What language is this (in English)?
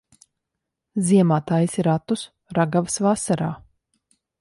Latvian